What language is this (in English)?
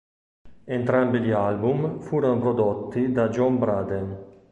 Italian